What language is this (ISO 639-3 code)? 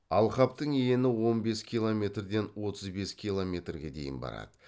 kaz